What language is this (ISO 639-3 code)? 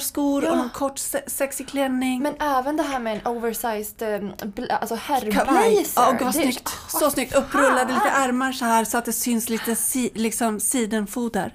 swe